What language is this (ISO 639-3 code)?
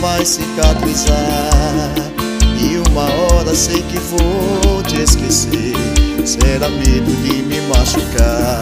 por